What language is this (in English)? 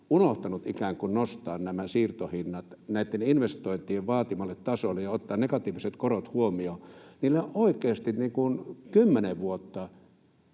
Finnish